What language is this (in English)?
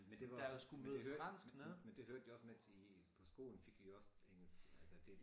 Danish